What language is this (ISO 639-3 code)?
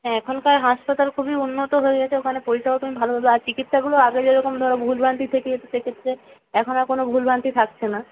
ben